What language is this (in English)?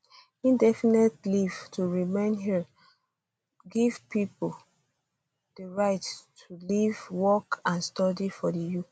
Nigerian Pidgin